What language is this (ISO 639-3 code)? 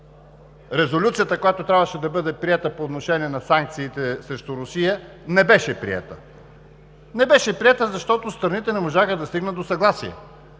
bul